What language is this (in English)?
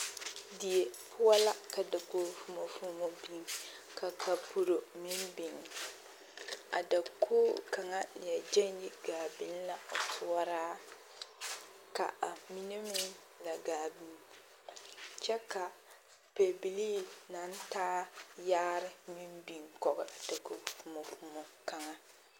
Southern Dagaare